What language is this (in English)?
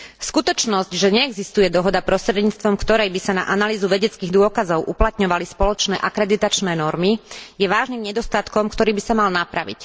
Slovak